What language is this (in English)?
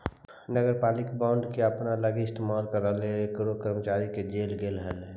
Magahi